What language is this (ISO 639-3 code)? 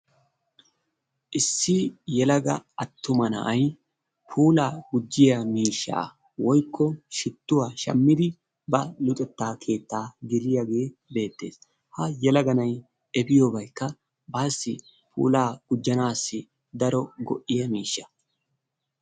wal